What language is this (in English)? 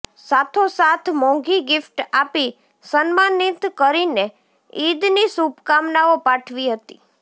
Gujarati